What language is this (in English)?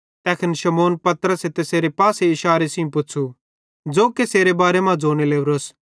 Bhadrawahi